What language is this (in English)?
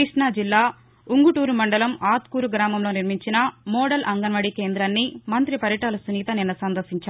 Telugu